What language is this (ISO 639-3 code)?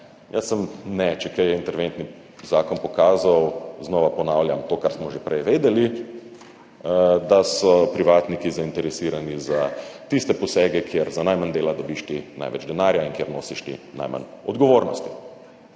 slv